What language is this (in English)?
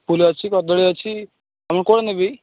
Odia